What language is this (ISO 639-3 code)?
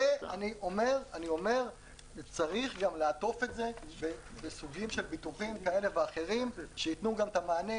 heb